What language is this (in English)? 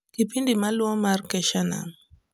Luo (Kenya and Tanzania)